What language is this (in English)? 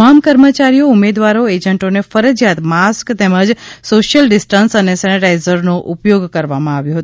Gujarati